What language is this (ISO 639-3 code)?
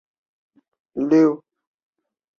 zho